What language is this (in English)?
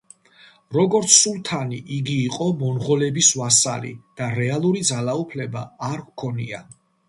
Georgian